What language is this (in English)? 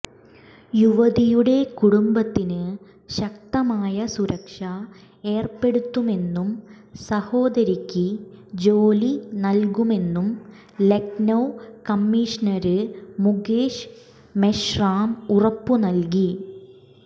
Malayalam